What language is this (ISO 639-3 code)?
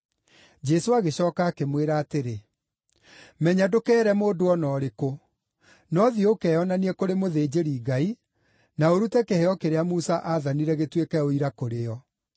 kik